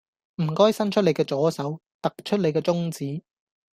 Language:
Cantonese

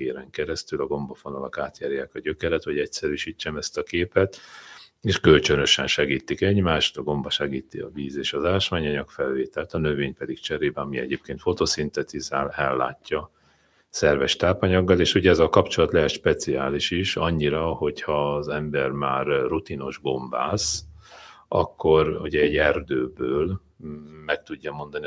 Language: Hungarian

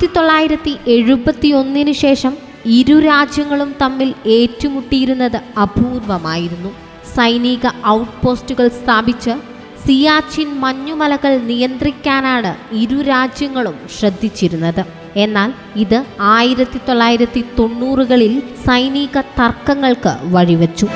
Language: Malayalam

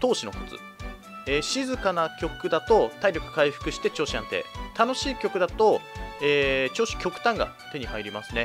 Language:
Japanese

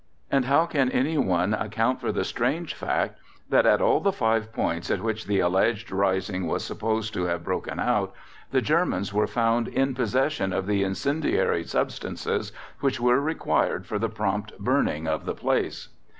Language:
English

